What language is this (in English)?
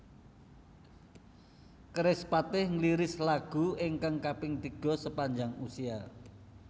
Javanese